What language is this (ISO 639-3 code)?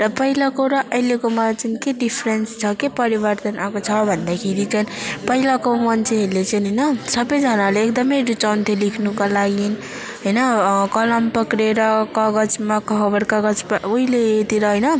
nep